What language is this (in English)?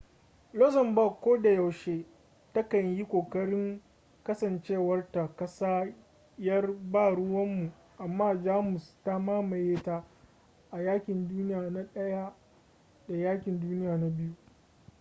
Hausa